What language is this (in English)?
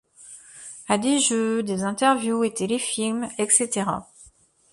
French